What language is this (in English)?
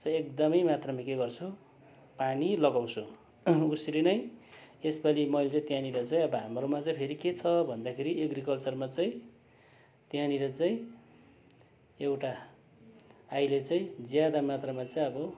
Nepali